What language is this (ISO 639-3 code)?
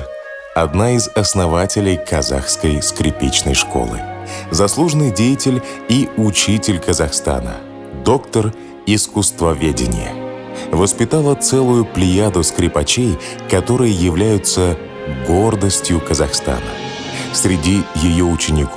rus